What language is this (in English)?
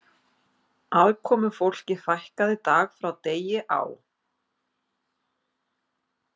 Icelandic